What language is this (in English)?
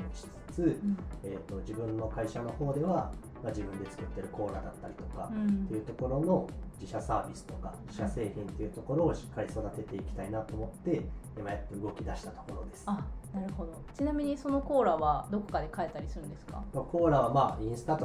Japanese